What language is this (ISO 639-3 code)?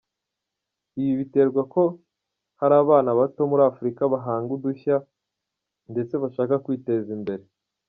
kin